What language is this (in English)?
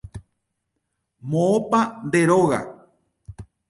Guarani